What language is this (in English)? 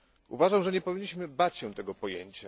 Polish